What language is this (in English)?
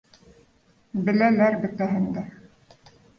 Bashkir